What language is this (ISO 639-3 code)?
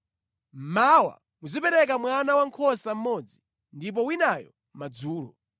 nya